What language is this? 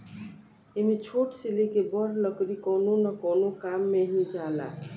Bhojpuri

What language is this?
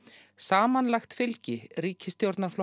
Icelandic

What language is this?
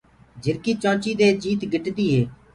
Gurgula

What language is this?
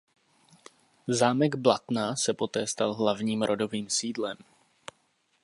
Czech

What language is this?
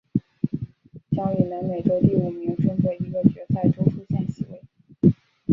Chinese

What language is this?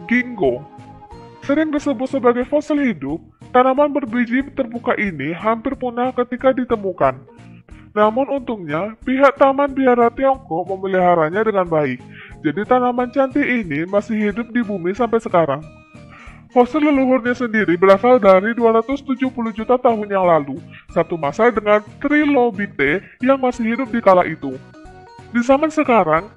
Indonesian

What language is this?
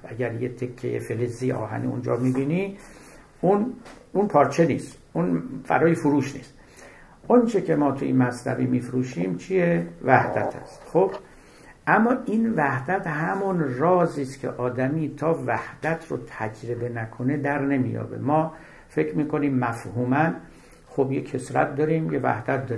Persian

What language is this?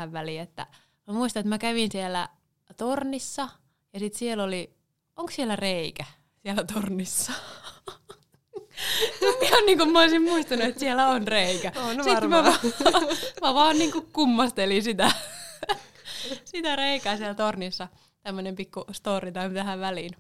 Finnish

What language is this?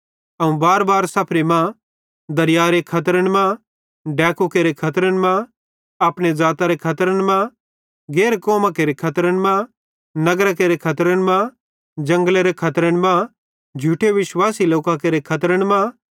Bhadrawahi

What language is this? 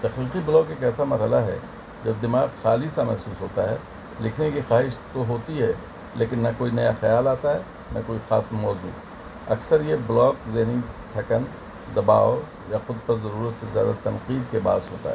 Urdu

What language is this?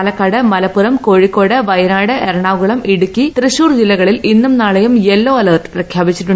Malayalam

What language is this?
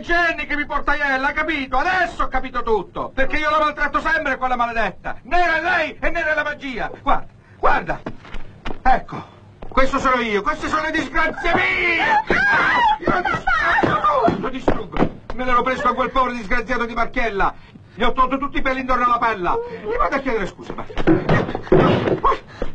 Italian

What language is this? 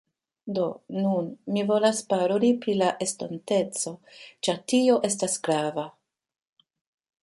Esperanto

